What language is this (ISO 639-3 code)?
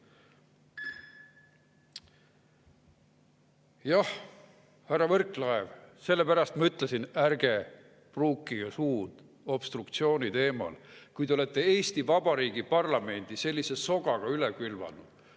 est